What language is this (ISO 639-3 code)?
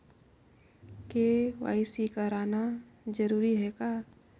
hne